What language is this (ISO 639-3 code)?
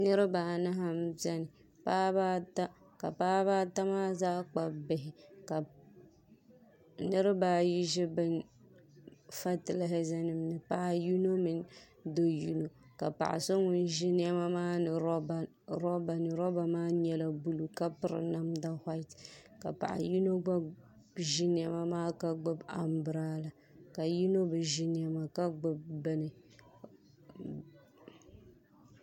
dag